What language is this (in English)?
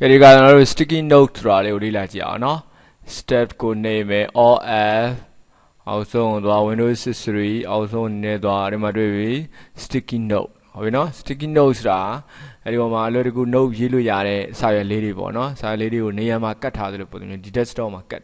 Korean